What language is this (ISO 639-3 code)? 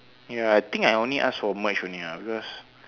eng